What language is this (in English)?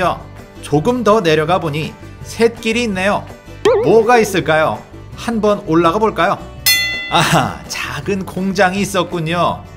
Korean